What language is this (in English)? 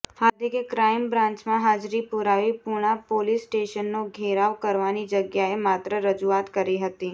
Gujarati